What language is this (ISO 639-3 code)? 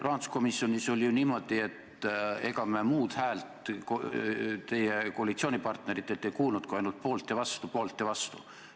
est